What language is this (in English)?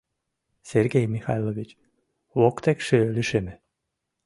Mari